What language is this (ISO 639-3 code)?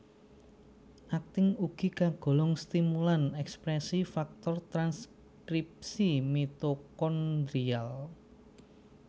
jav